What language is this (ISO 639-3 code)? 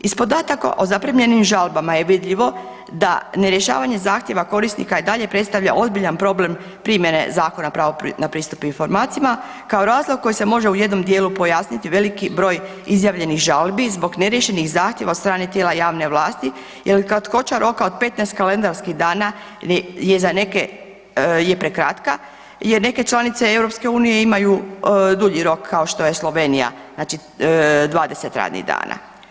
hrv